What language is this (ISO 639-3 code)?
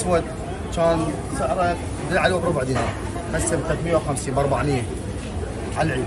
ara